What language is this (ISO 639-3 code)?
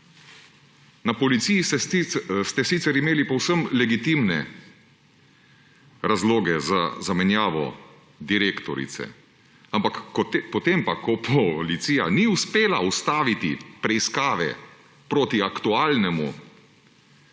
slv